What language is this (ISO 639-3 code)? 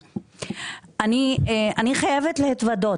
heb